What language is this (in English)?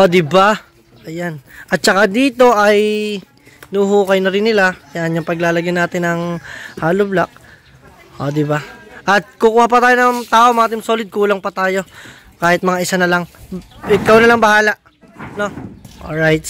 Filipino